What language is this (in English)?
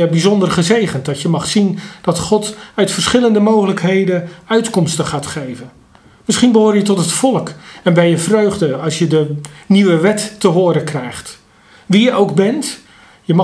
Dutch